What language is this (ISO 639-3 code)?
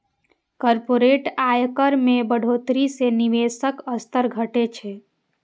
mai